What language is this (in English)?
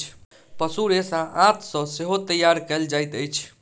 Maithili